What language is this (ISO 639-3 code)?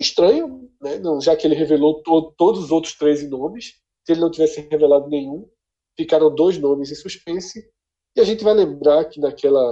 por